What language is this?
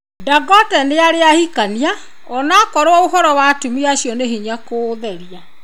Kikuyu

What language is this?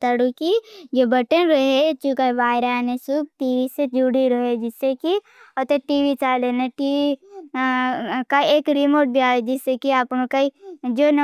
Bhili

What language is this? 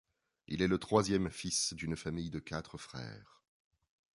French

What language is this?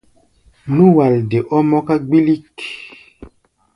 Gbaya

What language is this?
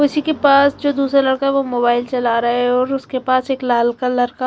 Hindi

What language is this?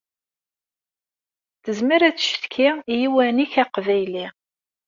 Kabyle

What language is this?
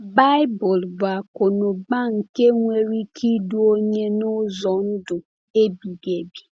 Igbo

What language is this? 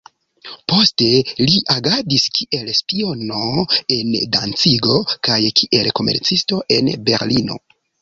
Esperanto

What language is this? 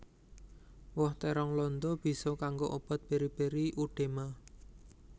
Javanese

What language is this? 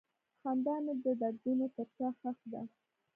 Pashto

